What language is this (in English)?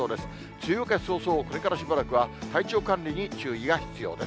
Japanese